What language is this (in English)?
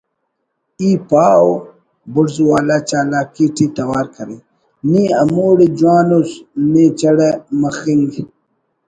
Brahui